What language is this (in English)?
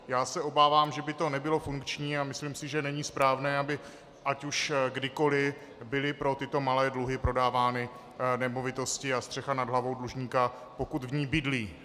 Czech